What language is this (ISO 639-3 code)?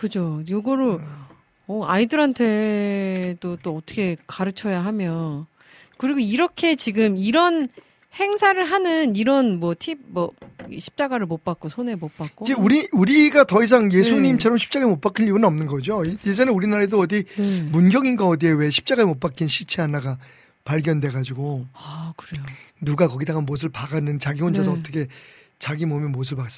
kor